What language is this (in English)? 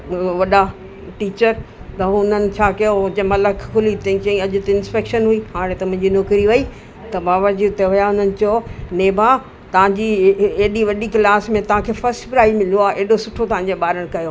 Sindhi